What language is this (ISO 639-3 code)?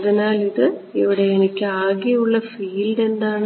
mal